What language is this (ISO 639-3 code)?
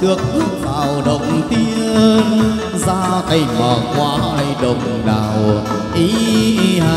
vie